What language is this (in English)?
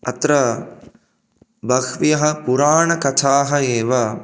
Sanskrit